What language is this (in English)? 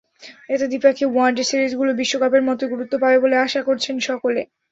Bangla